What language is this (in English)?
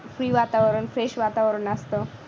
Marathi